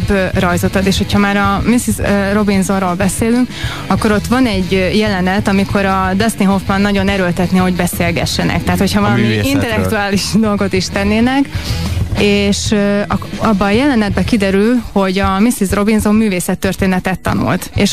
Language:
Hungarian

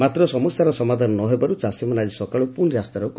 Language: Odia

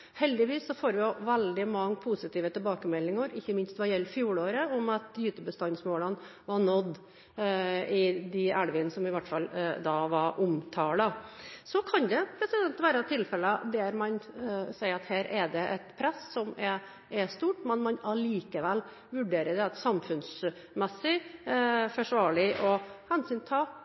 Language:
Norwegian Bokmål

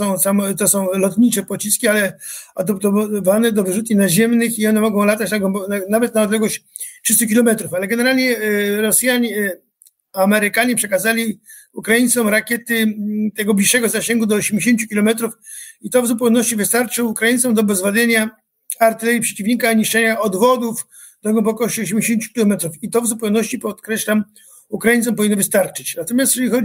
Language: Polish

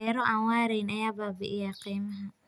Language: Somali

